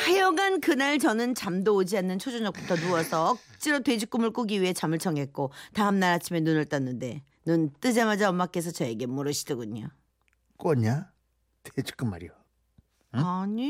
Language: Korean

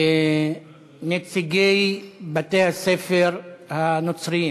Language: Hebrew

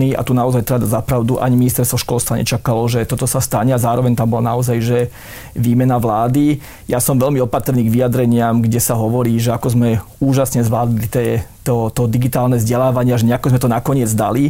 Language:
Slovak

